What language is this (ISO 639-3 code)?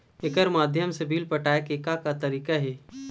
hne